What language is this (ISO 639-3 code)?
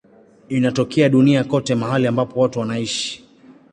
swa